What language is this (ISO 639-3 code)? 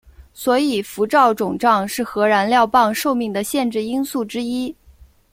zho